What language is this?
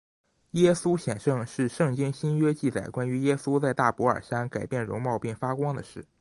Chinese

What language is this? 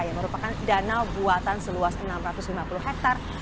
Indonesian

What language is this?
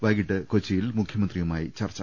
Malayalam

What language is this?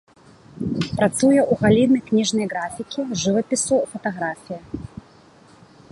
Belarusian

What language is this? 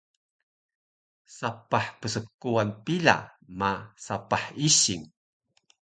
Taroko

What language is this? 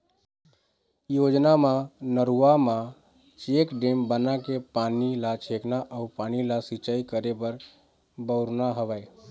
Chhattisgarhi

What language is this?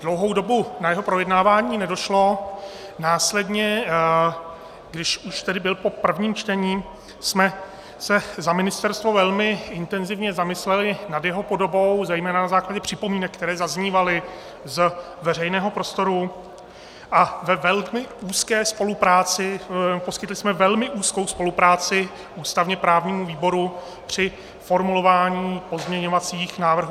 Czech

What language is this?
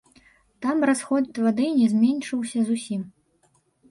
Belarusian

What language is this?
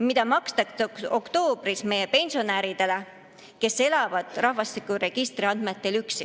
Estonian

